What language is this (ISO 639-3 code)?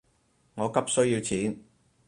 yue